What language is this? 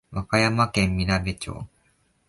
Japanese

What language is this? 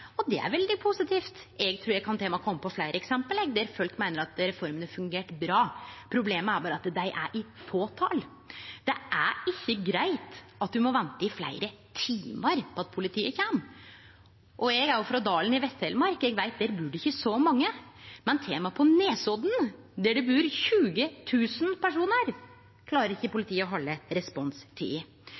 Norwegian Nynorsk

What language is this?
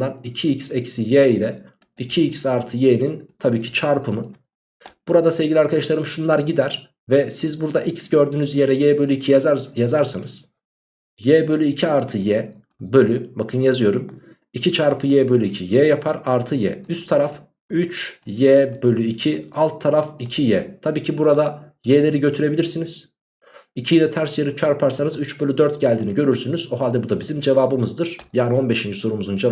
Turkish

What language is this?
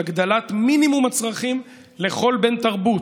Hebrew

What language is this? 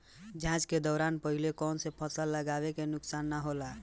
Bhojpuri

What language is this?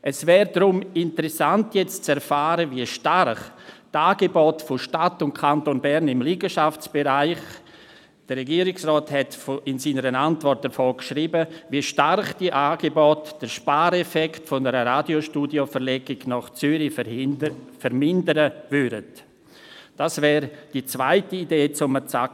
Swiss German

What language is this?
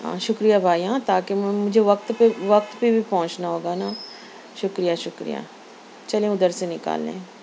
Urdu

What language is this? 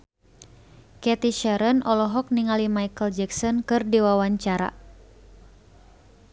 Sundanese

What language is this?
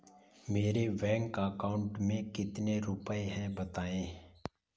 Hindi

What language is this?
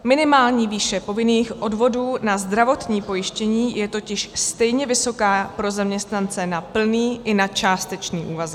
Czech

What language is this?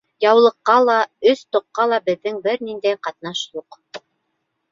Bashkir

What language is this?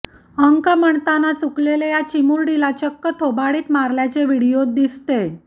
Marathi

